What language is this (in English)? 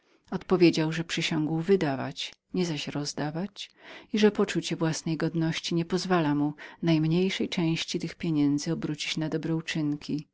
Polish